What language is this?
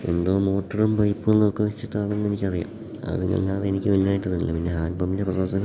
Malayalam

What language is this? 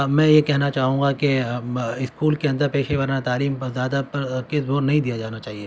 Urdu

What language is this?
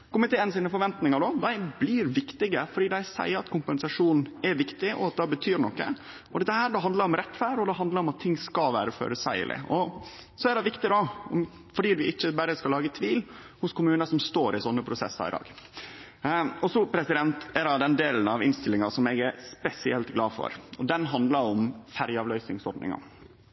Norwegian Nynorsk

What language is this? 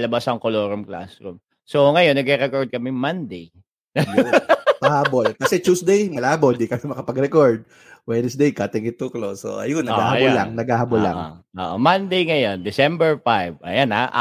Filipino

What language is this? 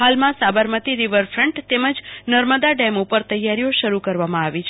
Gujarati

